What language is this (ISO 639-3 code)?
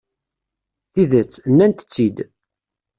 kab